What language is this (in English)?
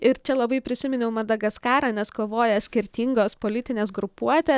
Lithuanian